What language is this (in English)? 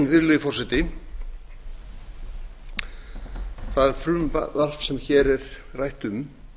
Icelandic